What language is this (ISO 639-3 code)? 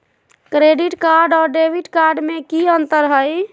mag